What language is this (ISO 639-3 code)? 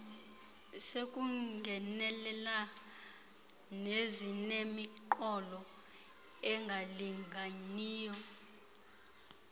xho